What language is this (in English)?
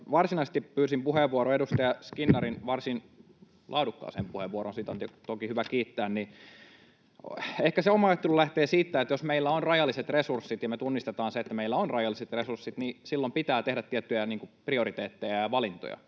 Finnish